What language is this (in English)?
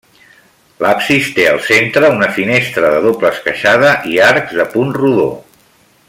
Catalan